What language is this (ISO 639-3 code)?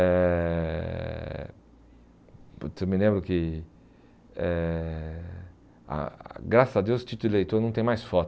por